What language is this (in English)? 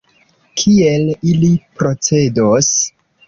Esperanto